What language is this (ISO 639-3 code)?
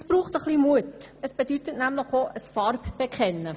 gsw